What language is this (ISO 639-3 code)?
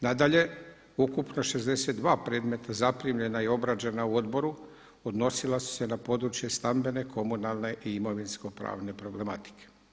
hrv